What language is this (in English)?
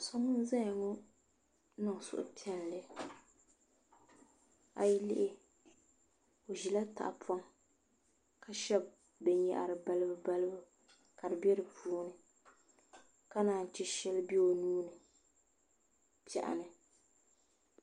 Dagbani